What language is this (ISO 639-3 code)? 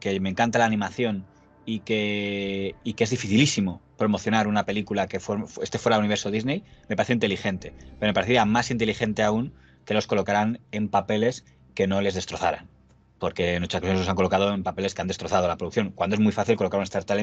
spa